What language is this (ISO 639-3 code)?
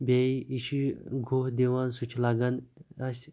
kas